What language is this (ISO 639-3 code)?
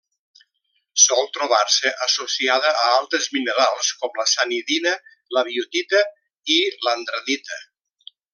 cat